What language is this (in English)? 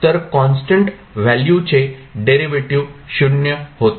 Marathi